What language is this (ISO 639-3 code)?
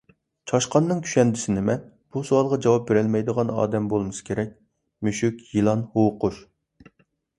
uig